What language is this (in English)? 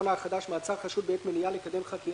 Hebrew